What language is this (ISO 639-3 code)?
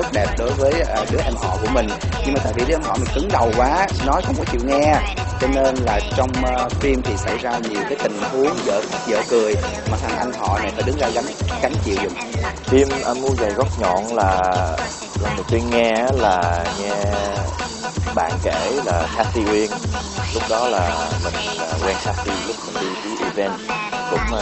vie